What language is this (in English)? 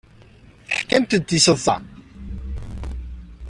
Kabyle